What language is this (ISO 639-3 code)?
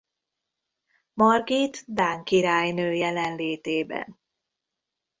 hun